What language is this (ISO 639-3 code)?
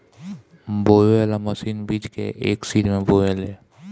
bho